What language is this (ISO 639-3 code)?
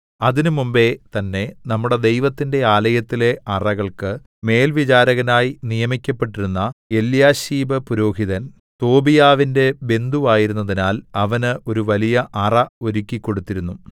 mal